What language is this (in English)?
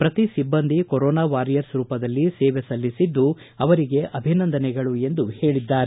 Kannada